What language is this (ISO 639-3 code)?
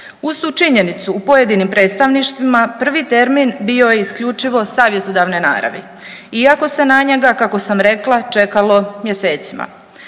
hrv